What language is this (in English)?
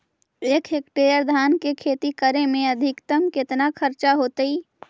Magahi